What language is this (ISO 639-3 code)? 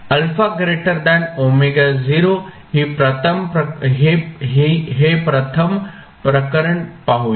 mar